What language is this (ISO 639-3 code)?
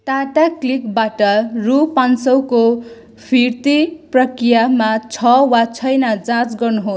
nep